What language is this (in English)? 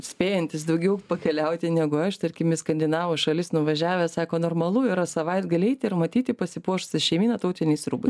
Lithuanian